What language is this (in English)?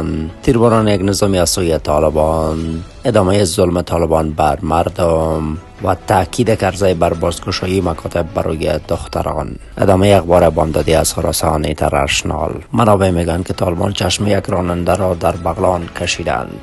Persian